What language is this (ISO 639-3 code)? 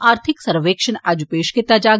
doi